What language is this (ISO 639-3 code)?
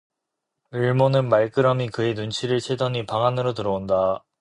kor